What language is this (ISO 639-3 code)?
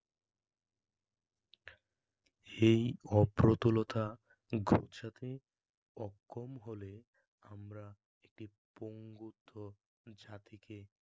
ben